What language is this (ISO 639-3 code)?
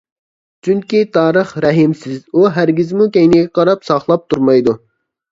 uig